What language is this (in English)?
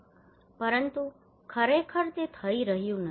Gujarati